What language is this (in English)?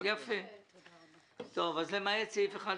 Hebrew